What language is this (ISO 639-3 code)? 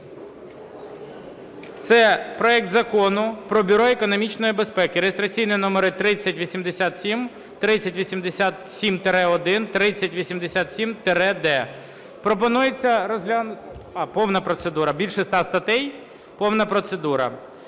ukr